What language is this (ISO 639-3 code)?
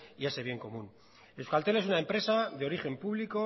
spa